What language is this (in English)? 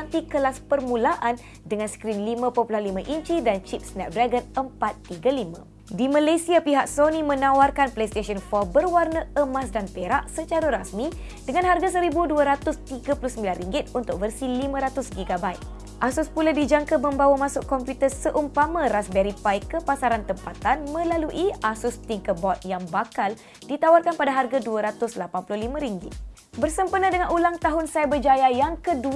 Malay